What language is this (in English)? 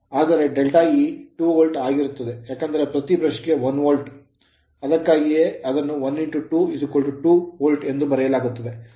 Kannada